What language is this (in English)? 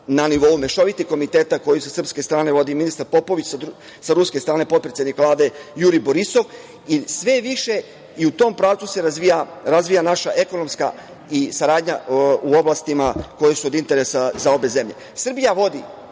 Serbian